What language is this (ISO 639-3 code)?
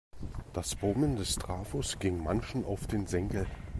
deu